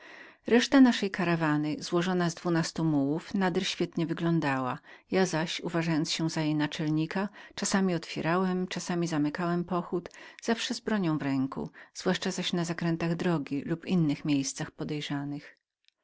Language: Polish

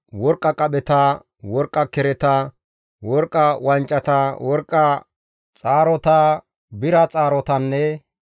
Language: Gamo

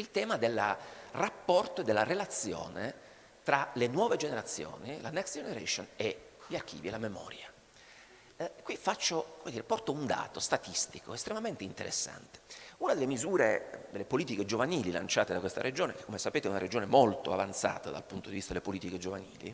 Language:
Italian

